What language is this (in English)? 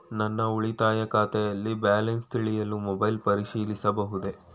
Kannada